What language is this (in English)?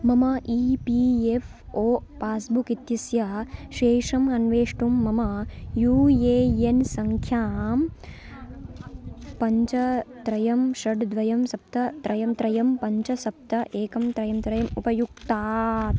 Sanskrit